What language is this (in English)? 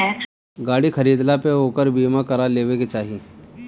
Bhojpuri